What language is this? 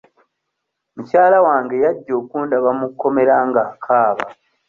Ganda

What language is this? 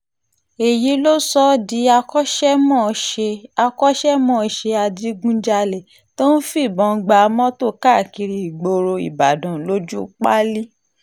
Yoruba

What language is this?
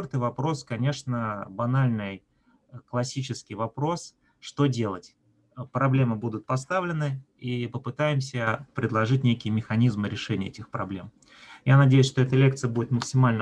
Russian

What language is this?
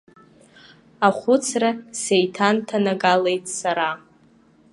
Abkhazian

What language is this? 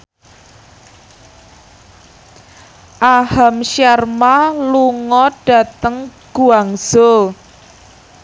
Javanese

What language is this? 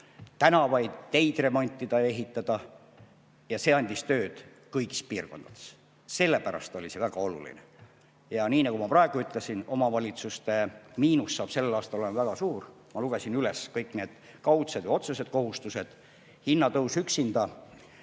Estonian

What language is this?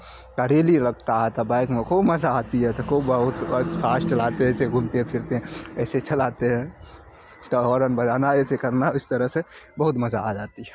Urdu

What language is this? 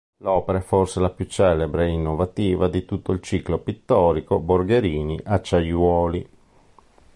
Italian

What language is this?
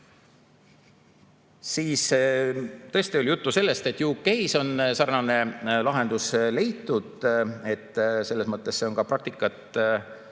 Estonian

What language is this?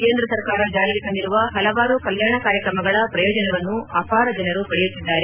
Kannada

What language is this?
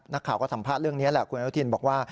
Thai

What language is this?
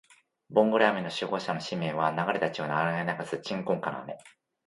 Japanese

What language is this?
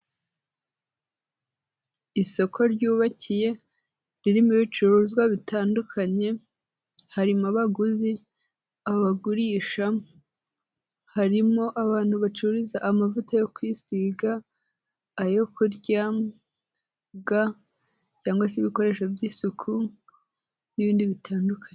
Kinyarwanda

